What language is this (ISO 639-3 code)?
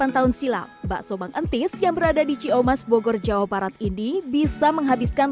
ind